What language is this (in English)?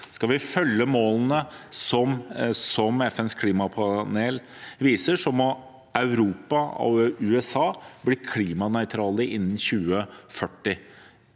Norwegian